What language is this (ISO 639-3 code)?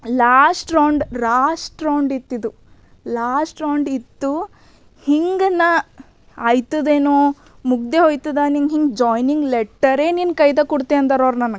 kan